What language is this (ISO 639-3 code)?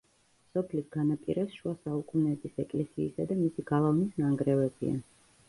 kat